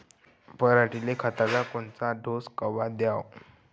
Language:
Marathi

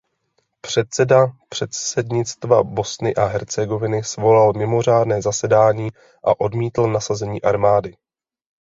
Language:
Czech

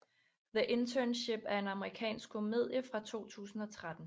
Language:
Danish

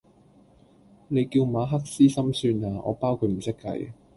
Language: Cantonese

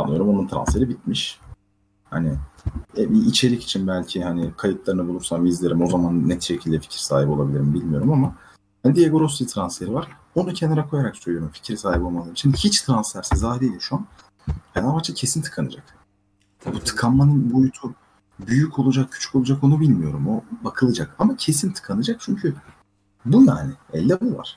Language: Turkish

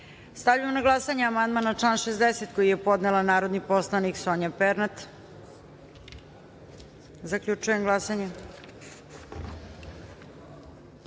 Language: Serbian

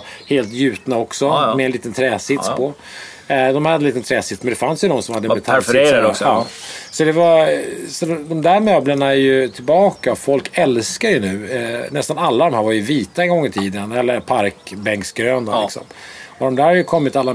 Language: Swedish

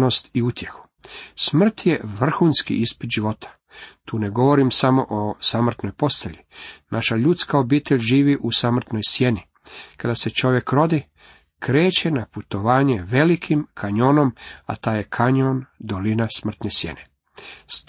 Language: Croatian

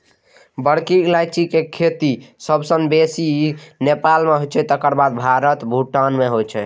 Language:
Maithili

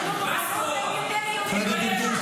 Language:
Hebrew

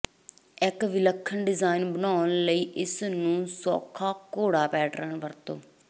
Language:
Punjabi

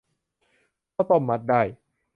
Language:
Thai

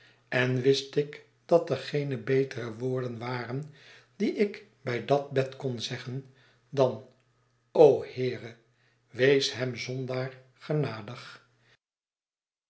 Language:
Dutch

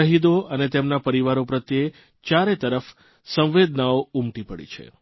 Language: Gujarati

